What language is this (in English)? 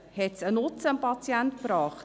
Swiss German